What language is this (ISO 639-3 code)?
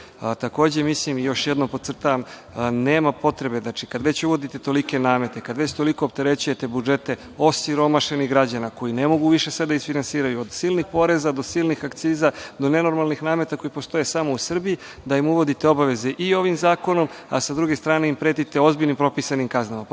srp